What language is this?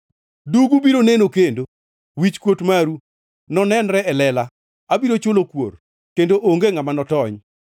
Luo (Kenya and Tanzania)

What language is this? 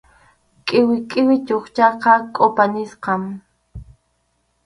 Arequipa-La Unión Quechua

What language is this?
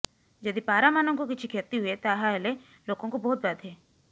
Odia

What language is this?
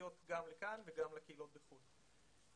Hebrew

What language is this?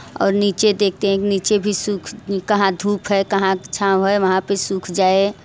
Hindi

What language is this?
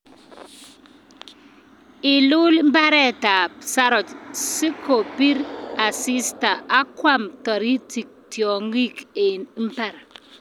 Kalenjin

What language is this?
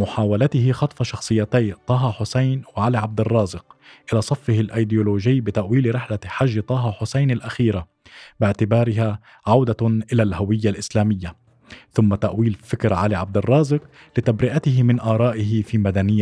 Arabic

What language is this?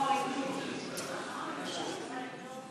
Hebrew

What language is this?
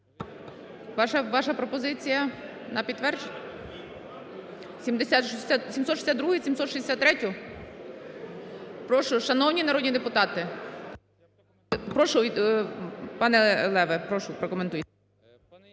Ukrainian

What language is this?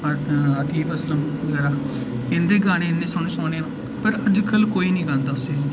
Dogri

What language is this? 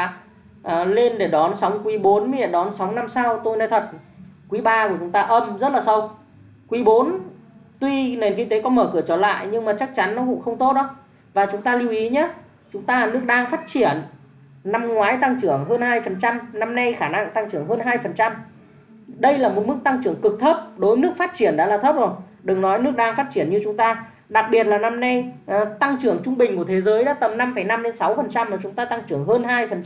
Vietnamese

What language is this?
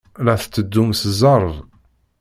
Kabyle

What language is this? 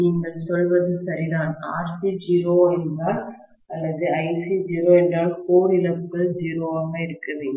Tamil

